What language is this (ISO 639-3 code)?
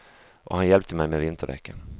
swe